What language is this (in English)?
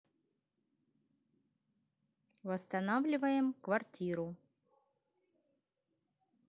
Russian